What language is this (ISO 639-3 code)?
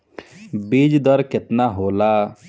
bho